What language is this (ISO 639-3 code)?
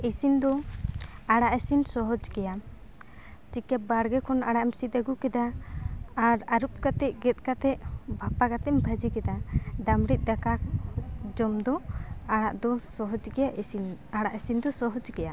sat